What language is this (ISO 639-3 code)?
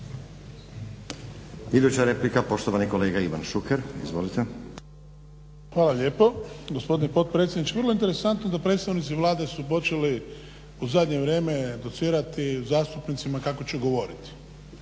hrv